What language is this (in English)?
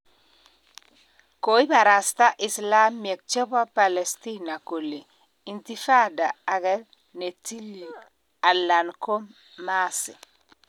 Kalenjin